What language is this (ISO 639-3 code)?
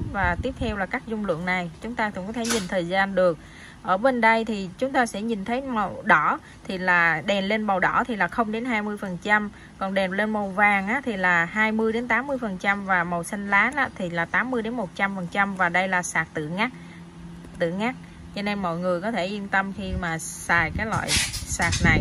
vie